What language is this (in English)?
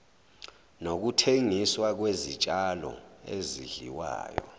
Zulu